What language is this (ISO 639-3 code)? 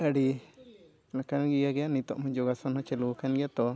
sat